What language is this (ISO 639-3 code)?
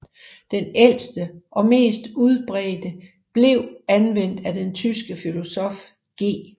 dan